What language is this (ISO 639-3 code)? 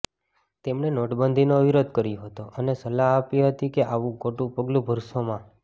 guj